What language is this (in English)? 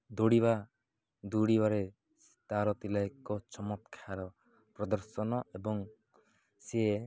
Odia